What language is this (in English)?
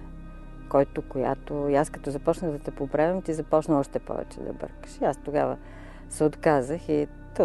Bulgarian